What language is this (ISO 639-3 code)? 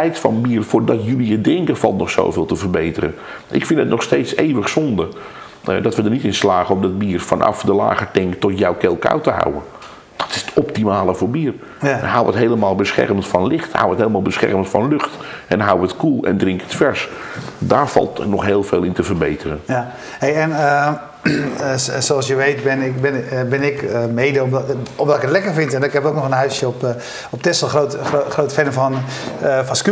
nld